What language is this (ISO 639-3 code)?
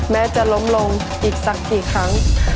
tha